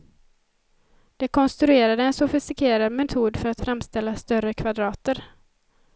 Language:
Swedish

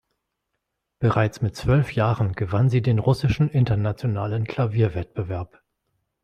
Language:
German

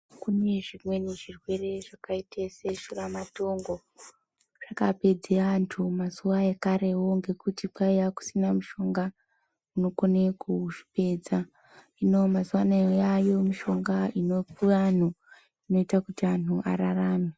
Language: Ndau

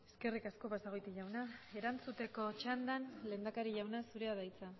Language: Basque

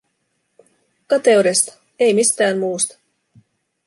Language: Finnish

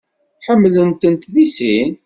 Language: Kabyle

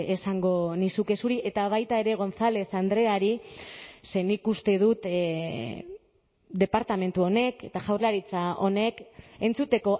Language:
Basque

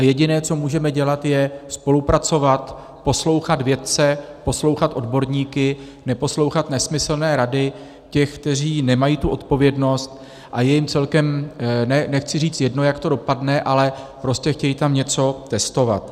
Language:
Czech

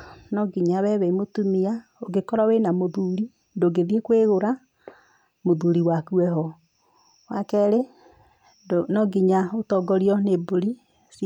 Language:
Kikuyu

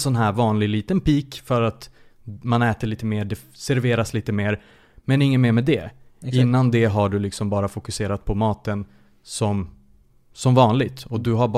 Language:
Swedish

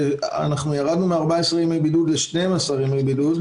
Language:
Hebrew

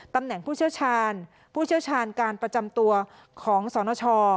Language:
Thai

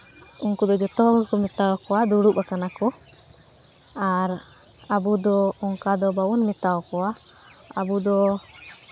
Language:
Santali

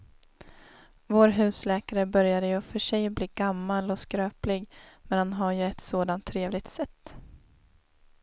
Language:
Swedish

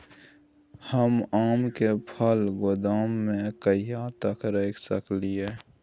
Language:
Maithili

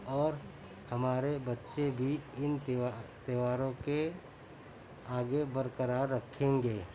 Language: Urdu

